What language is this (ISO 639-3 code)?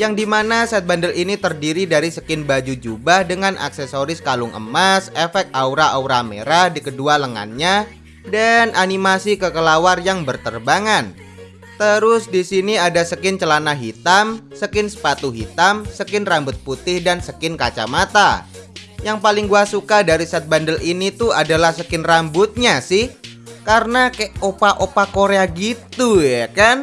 ind